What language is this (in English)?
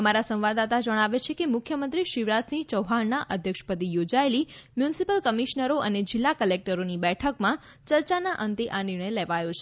Gujarati